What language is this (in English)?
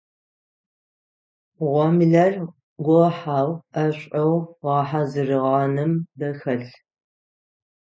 Adyghe